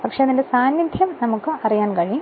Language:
Malayalam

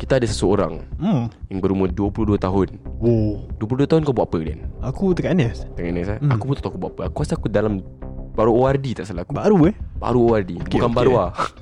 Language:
Malay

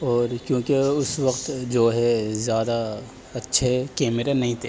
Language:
Urdu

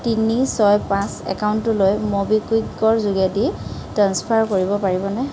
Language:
Assamese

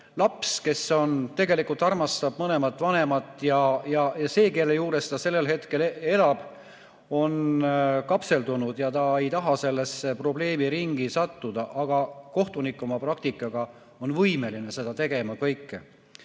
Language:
Estonian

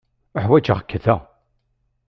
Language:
Kabyle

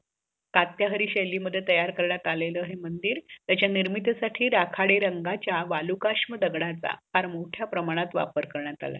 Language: Marathi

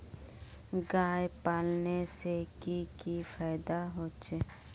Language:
Magahi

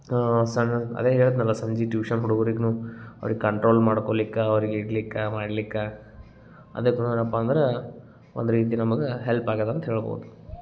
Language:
Kannada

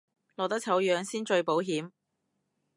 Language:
Cantonese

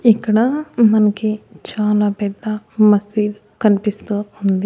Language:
Telugu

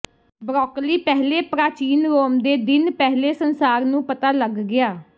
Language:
Punjabi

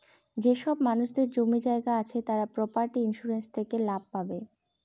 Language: Bangla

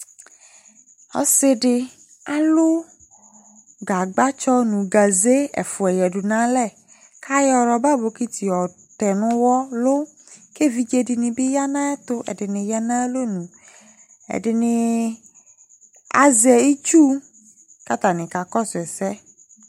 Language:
Ikposo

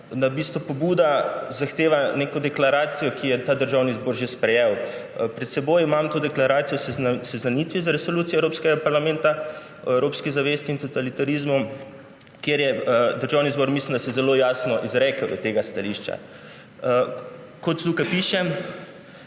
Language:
Slovenian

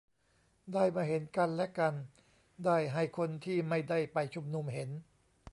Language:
Thai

